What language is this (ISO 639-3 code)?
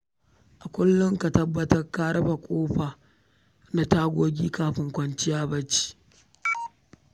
hau